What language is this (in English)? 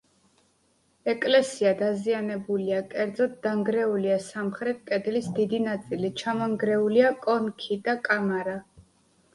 Georgian